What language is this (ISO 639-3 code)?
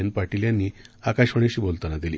mar